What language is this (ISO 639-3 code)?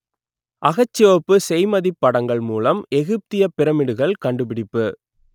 tam